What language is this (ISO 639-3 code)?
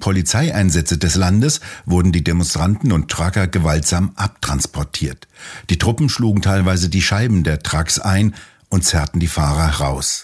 deu